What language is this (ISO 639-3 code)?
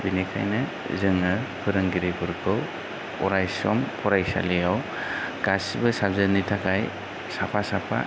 brx